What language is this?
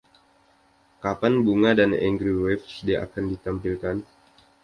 Indonesian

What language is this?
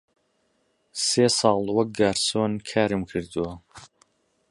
Central Kurdish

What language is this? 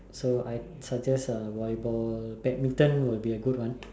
English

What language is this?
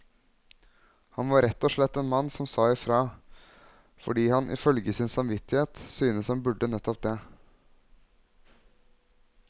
Norwegian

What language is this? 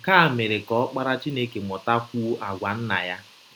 Igbo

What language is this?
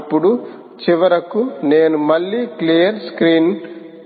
Telugu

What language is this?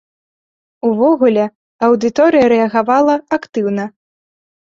Belarusian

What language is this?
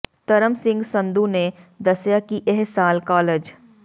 Punjabi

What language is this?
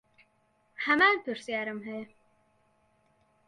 Central Kurdish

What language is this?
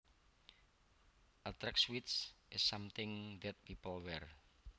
Javanese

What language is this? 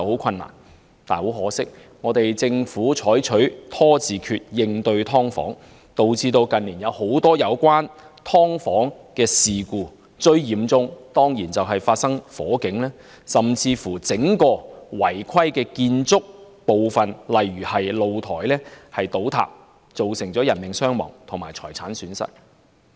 Cantonese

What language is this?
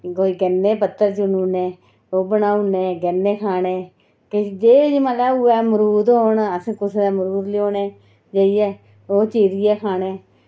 Dogri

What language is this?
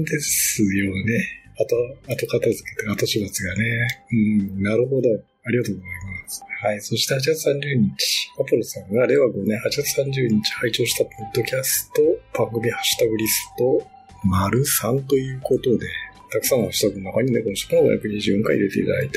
Japanese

